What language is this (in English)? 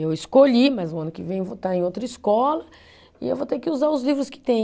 Portuguese